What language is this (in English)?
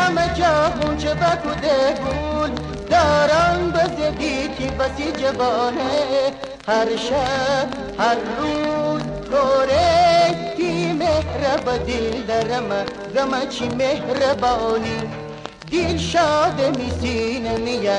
Persian